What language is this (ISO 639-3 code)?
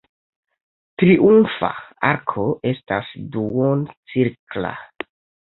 epo